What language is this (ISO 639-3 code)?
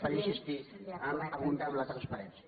cat